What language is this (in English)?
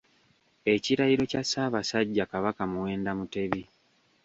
Ganda